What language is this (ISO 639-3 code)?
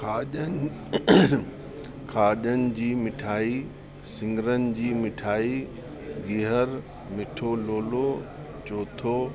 snd